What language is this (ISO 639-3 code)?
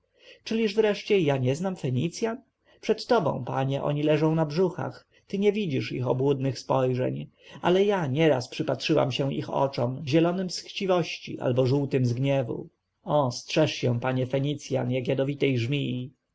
pol